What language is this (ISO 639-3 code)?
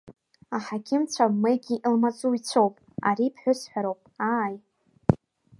abk